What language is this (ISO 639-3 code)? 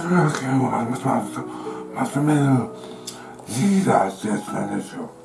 jpn